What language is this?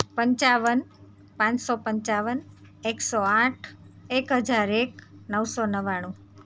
Gujarati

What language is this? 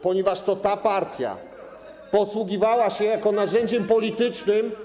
Polish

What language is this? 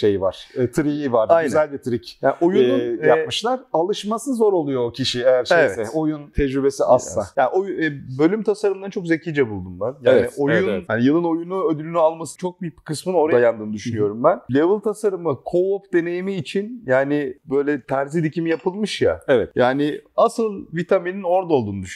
Turkish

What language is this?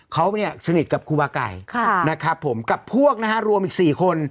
Thai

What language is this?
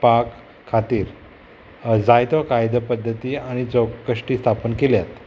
Konkani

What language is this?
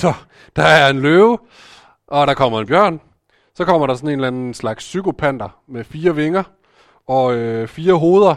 Danish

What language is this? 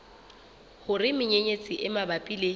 Southern Sotho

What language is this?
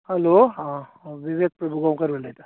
Konkani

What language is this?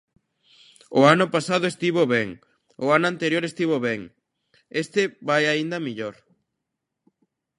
Galician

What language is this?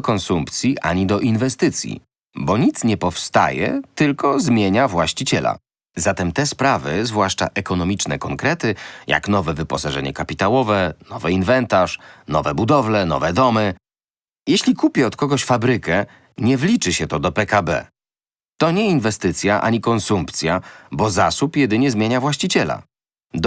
Polish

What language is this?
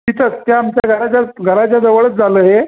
Marathi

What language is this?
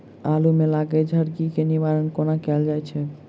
Maithili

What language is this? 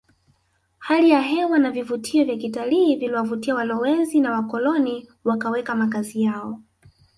Swahili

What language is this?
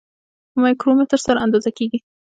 Pashto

